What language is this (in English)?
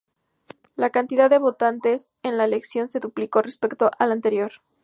Spanish